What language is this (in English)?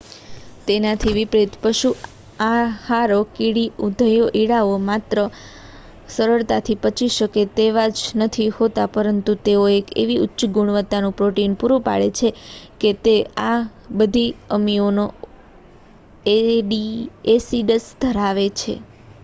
Gujarati